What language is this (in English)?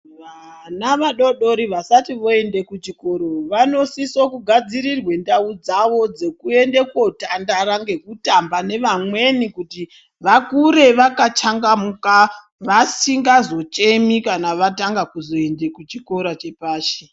Ndau